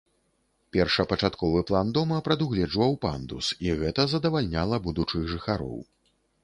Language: Belarusian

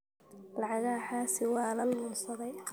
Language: Somali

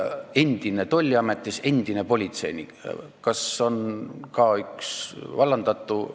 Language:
Estonian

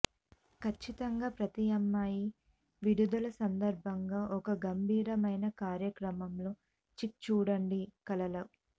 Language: Telugu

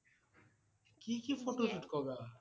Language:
Assamese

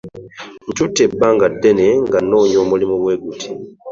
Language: Ganda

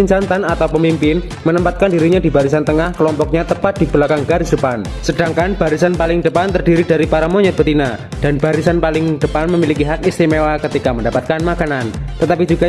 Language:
Indonesian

